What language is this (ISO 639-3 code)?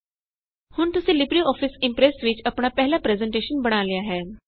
pan